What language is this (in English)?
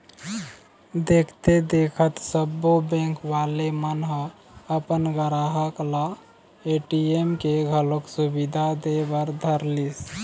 Chhattisgarhi